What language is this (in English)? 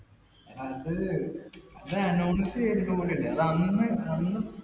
Malayalam